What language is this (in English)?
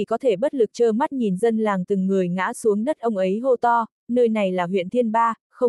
Vietnamese